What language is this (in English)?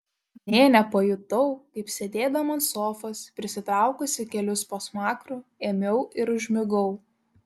Lithuanian